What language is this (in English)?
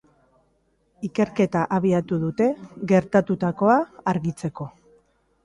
Basque